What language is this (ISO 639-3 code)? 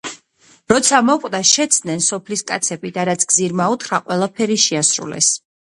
kat